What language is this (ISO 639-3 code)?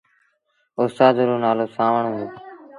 sbn